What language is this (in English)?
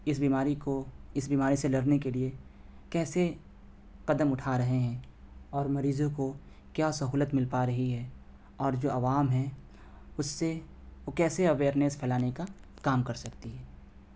Urdu